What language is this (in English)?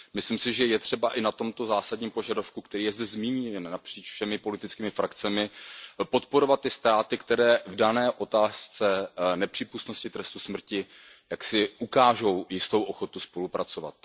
Czech